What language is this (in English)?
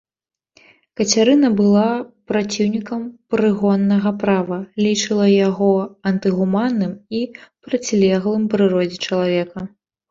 Belarusian